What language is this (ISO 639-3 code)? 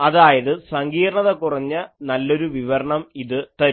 mal